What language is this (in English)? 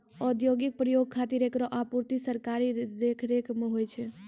Maithili